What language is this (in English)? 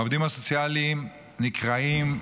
Hebrew